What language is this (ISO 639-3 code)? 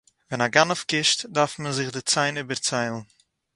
yid